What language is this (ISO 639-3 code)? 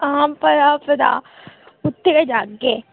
doi